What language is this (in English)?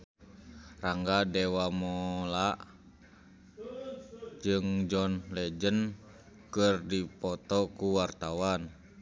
Sundanese